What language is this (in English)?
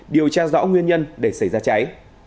Vietnamese